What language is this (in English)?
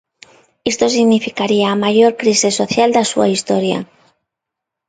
Galician